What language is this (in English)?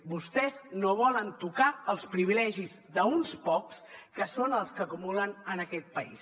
Catalan